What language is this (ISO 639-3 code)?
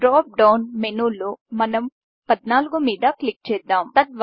tel